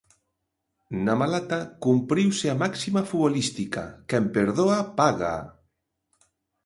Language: Galician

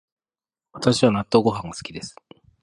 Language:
Japanese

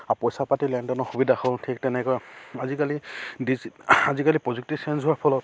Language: Assamese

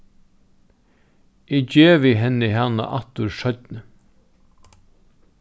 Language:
Faroese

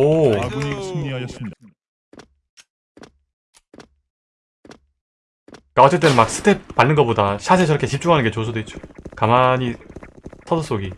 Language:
Korean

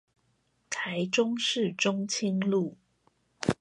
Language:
Chinese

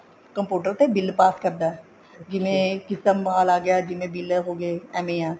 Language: Punjabi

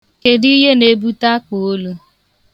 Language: Igbo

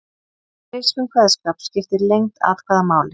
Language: Icelandic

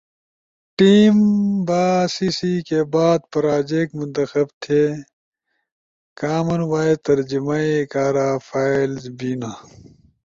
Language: Ushojo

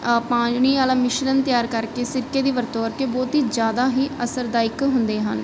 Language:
Punjabi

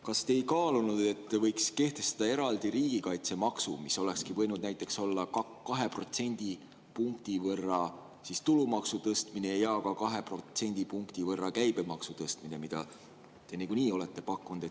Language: Estonian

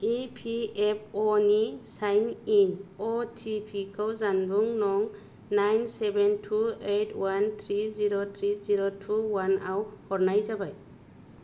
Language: Bodo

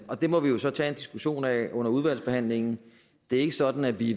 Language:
Danish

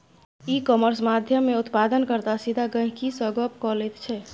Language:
Maithili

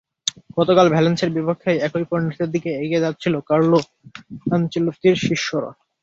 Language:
Bangla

